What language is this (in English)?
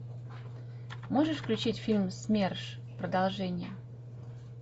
Russian